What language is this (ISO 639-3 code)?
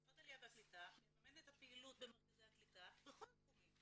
heb